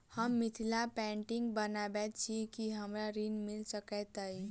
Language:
Maithili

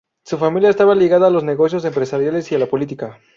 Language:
Spanish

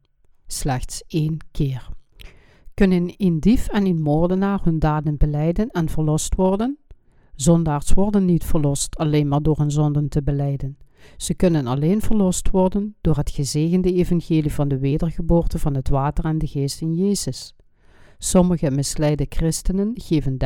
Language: Dutch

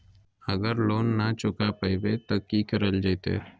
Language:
Magahi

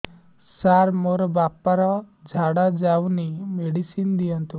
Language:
Odia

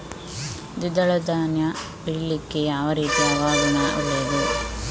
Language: Kannada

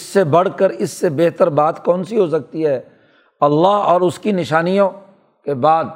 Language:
Urdu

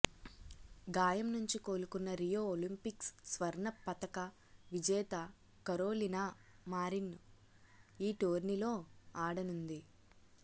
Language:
Telugu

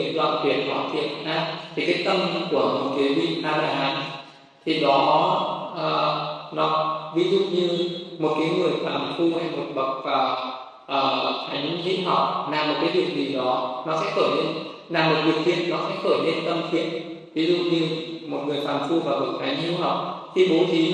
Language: Vietnamese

